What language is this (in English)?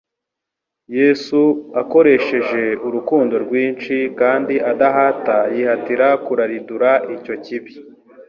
Kinyarwanda